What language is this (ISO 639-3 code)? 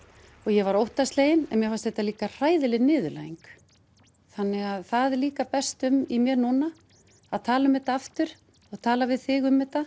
isl